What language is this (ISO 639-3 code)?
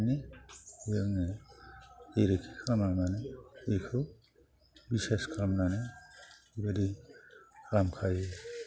brx